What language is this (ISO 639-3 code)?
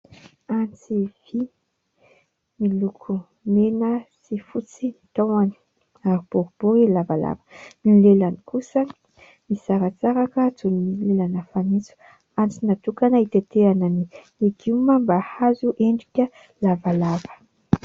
mlg